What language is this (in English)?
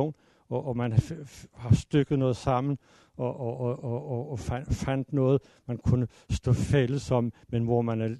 Danish